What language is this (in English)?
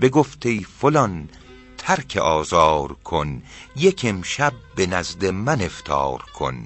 Persian